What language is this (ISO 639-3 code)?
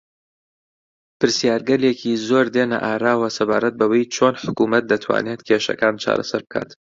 ckb